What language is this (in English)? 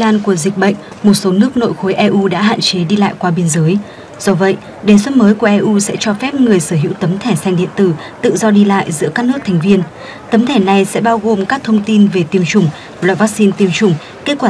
Vietnamese